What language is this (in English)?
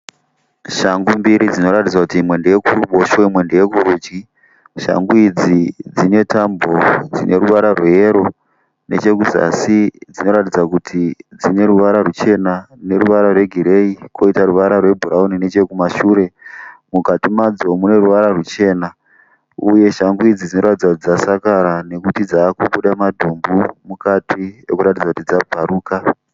Shona